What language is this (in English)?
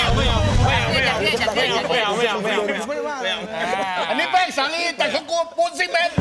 Thai